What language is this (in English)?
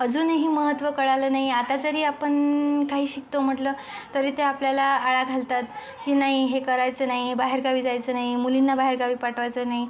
Marathi